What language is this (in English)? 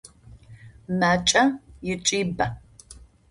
Adyghe